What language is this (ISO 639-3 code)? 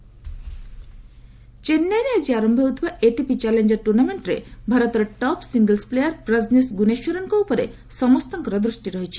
ori